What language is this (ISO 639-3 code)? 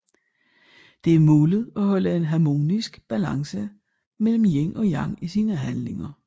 dan